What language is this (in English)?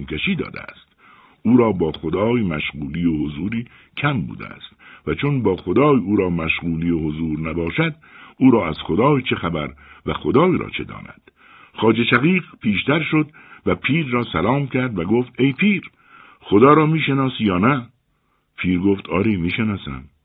Persian